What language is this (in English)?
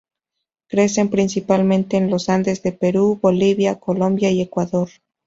Spanish